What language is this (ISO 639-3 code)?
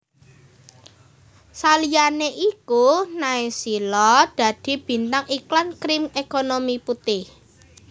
jav